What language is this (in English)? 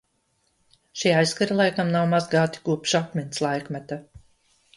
Latvian